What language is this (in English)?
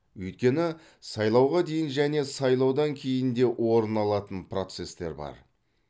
Kazakh